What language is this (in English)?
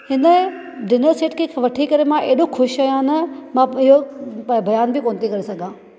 Sindhi